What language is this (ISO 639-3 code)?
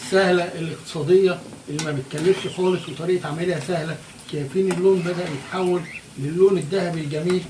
ara